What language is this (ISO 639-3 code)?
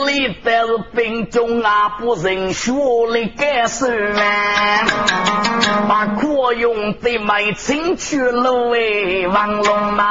zho